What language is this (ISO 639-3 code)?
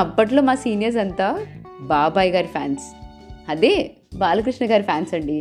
tel